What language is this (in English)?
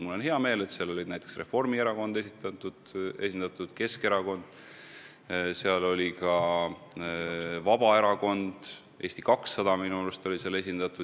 Estonian